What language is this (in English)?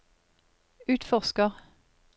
Norwegian